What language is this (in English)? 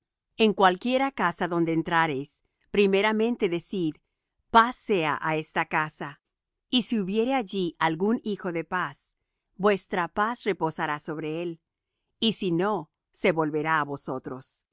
Spanish